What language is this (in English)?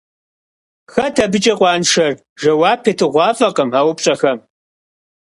Kabardian